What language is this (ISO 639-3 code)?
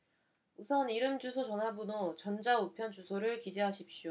kor